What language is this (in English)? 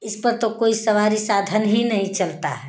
Hindi